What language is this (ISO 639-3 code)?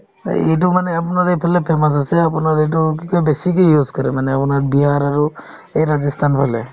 asm